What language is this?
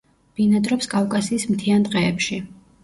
Georgian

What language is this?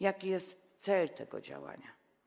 Polish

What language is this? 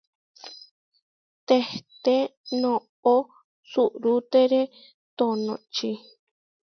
Huarijio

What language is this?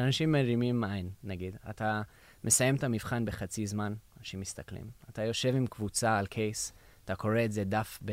Hebrew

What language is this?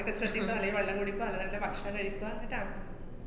Malayalam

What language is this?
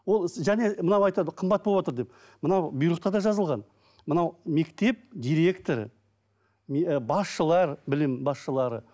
Kazakh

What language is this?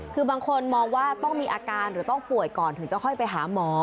Thai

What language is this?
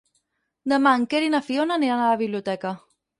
Catalan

